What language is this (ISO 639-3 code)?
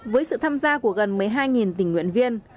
vie